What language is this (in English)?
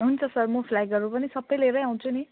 Nepali